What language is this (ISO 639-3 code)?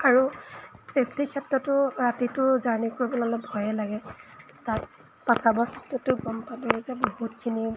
asm